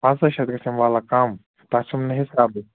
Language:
Kashmiri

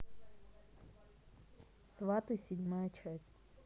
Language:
Russian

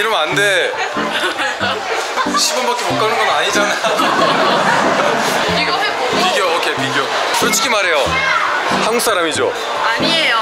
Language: Korean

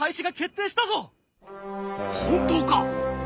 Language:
Japanese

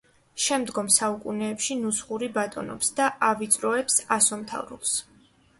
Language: Georgian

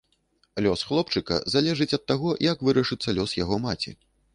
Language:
Belarusian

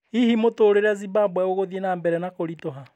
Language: Kikuyu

